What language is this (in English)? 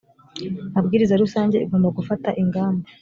Kinyarwanda